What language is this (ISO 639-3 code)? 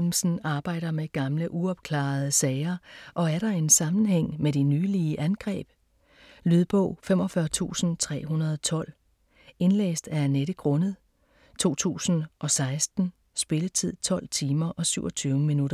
dan